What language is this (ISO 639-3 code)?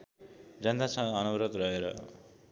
nep